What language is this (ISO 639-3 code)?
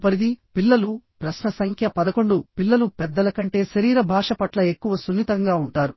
tel